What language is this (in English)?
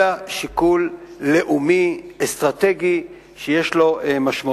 Hebrew